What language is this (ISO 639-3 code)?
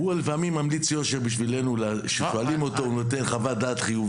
heb